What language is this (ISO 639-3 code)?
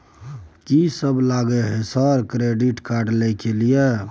mai